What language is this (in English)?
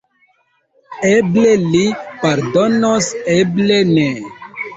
Esperanto